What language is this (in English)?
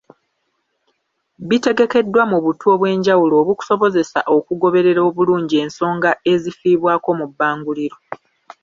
Ganda